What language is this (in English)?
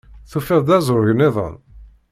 Kabyle